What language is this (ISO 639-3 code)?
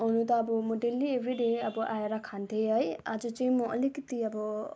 nep